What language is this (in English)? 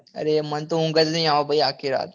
Gujarati